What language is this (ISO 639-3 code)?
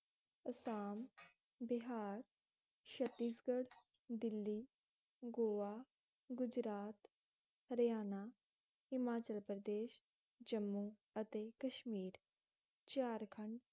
pan